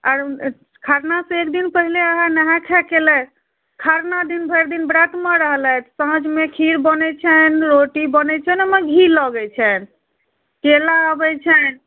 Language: Maithili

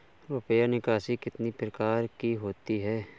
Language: Hindi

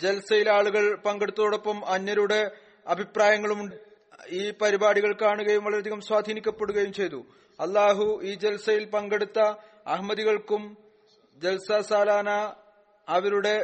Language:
Malayalam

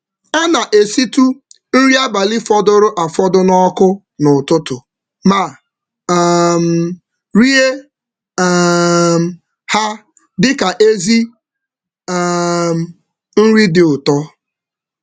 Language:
Igbo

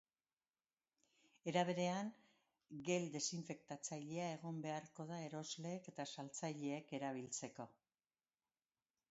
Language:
Basque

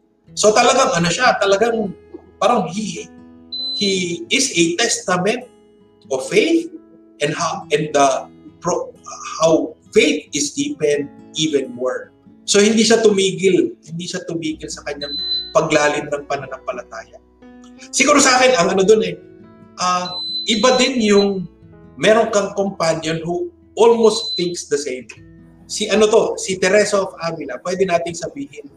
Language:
Filipino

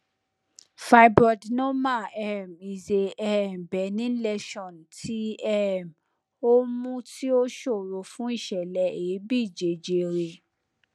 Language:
Yoruba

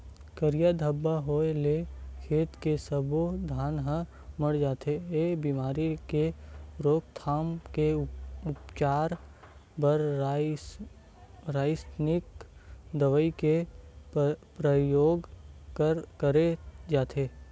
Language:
Chhattisgarhi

